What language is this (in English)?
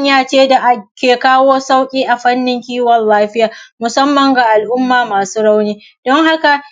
Hausa